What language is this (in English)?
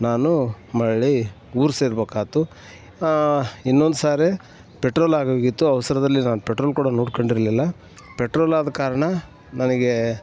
Kannada